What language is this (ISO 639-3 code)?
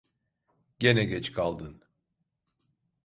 tur